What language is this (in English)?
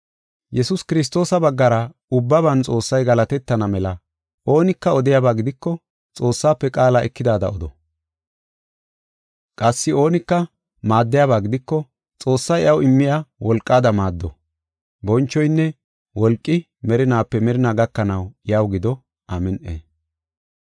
Gofa